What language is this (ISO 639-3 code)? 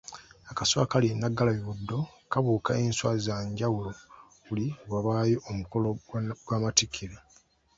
lug